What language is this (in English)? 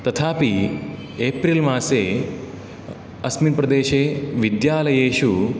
Sanskrit